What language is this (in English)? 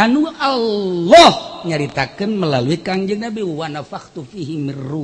Indonesian